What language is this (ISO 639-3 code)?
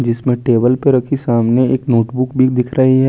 hin